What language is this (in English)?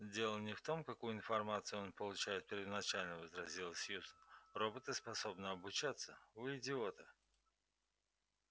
Russian